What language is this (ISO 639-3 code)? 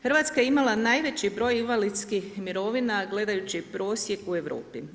hrv